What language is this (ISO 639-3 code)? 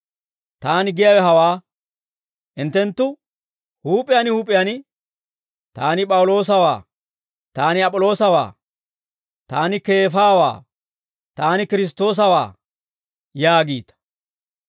dwr